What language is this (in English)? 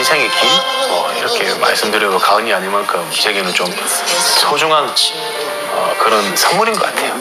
Korean